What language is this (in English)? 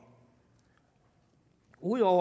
Danish